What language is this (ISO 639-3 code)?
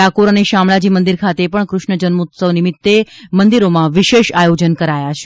guj